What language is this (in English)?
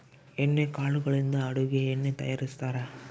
Kannada